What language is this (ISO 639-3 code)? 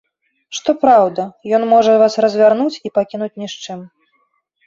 bel